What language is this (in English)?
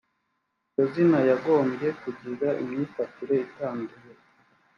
Kinyarwanda